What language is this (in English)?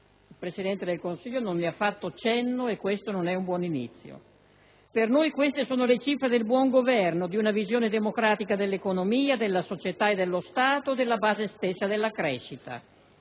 Italian